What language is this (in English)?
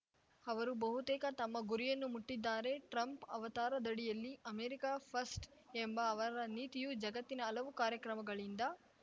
Kannada